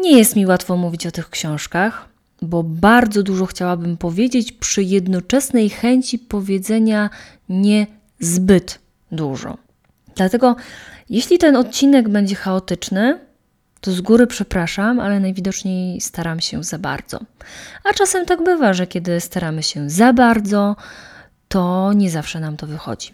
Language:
Polish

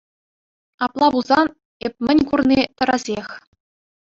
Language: Chuvash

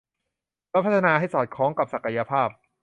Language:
Thai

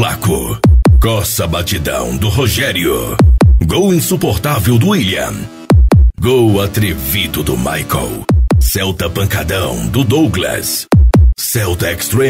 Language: Portuguese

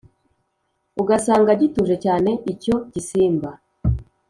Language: Kinyarwanda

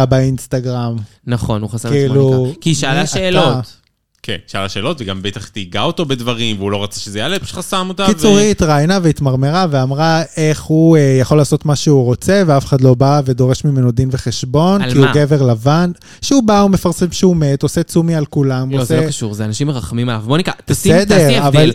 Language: Hebrew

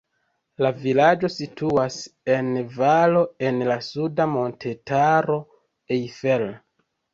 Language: Esperanto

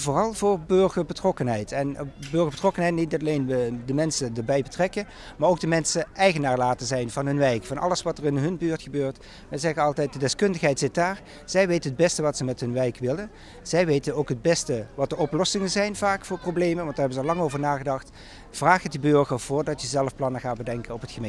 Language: Dutch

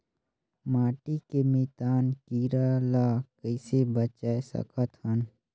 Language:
Chhattisgarhi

